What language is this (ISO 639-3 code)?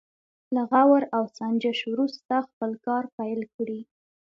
pus